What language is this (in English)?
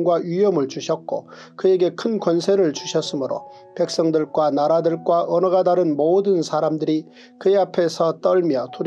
Korean